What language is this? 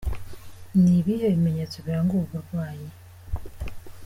Kinyarwanda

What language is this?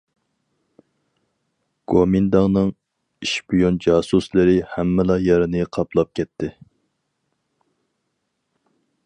Uyghur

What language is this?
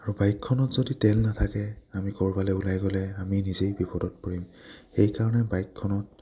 Assamese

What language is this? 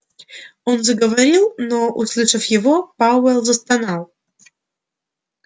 Russian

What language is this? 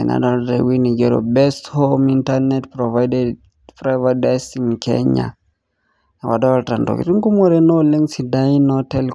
Masai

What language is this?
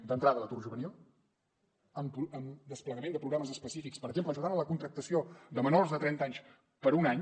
Catalan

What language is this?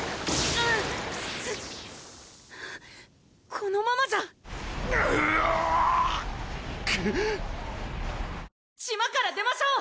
Japanese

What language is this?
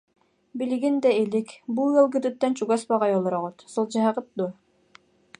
Yakut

